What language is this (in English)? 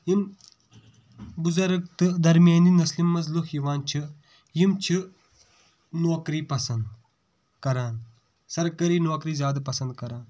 Kashmiri